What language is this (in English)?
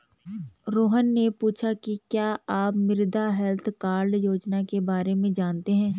Hindi